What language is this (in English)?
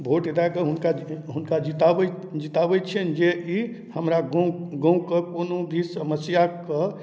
Maithili